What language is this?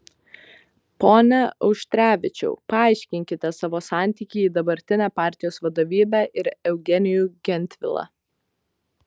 Lithuanian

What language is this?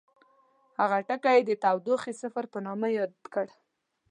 Pashto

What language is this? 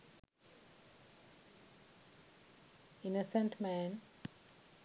Sinhala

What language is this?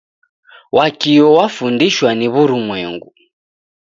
Taita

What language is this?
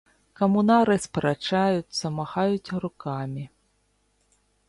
Belarusian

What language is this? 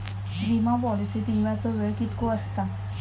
Marathi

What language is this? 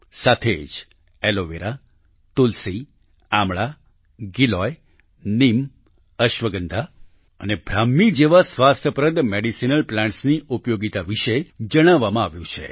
Gujarati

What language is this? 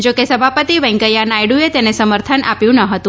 Gujarati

